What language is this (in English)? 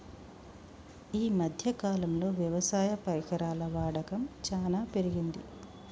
Telugu